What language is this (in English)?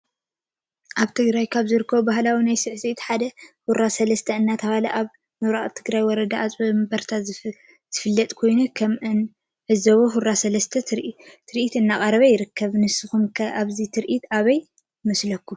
Tigrinya